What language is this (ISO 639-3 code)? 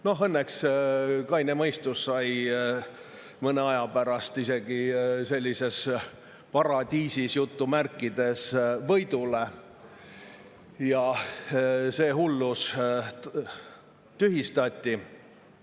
est